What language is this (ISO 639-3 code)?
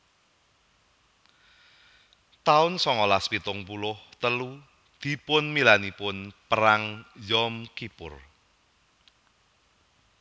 jav